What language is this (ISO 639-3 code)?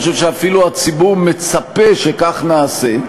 heb